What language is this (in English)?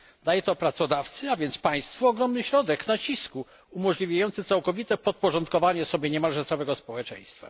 Polish